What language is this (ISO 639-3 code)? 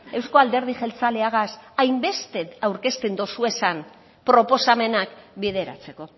eus